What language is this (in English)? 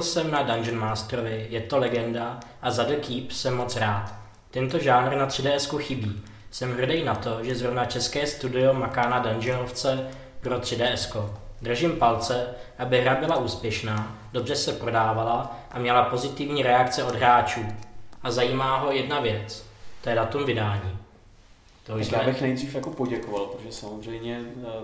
Czech